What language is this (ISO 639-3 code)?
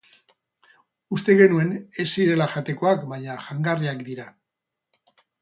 eus